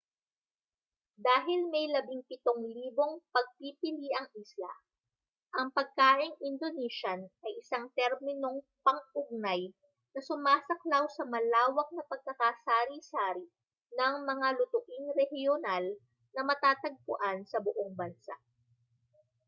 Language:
Filipino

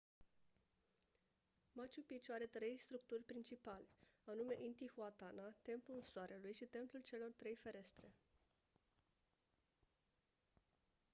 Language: Romanian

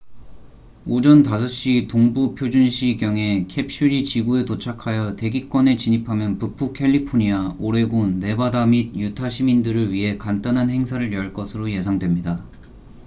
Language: Korean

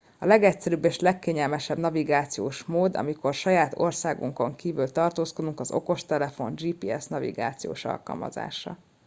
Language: Hungarian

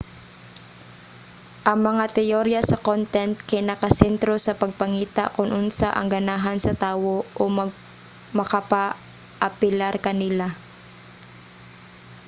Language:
Cebuano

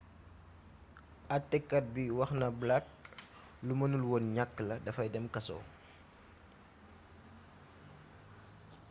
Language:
Wolof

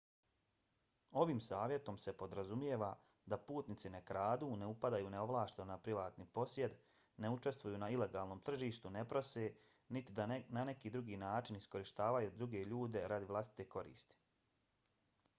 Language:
Bosnian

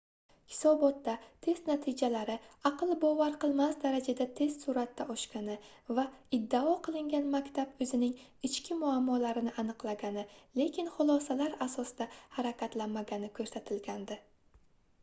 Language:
Uzbek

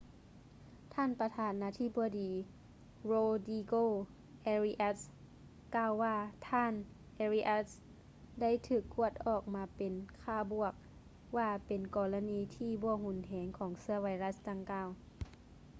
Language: Lao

